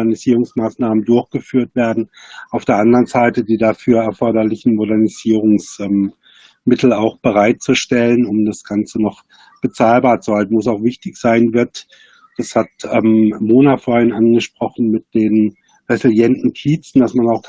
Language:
German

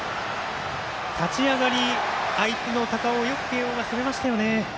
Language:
Japanese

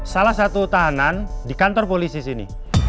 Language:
Indonesian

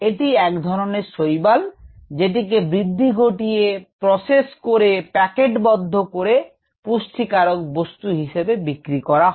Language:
Bangla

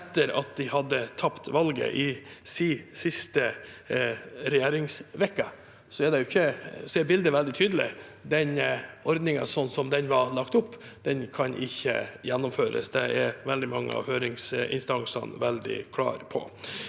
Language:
Norwegian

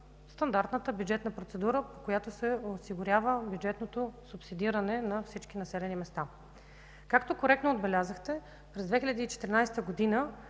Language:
Bulgarian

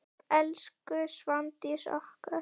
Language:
Icelandic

